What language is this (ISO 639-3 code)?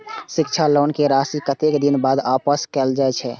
mai